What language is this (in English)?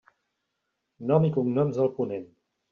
Catalan